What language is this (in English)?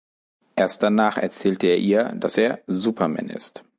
German